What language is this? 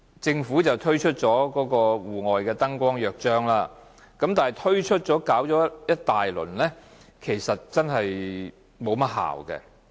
Cantonese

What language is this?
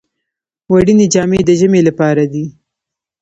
Pashto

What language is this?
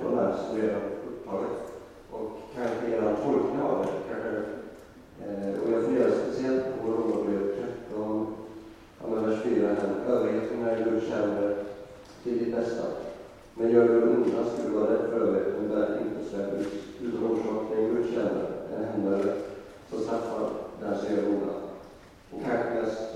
Swedish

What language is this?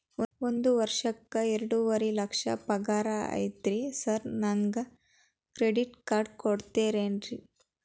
Kannada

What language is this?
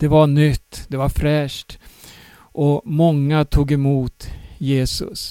Swedish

